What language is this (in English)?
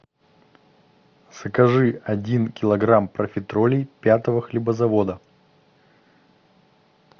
Russian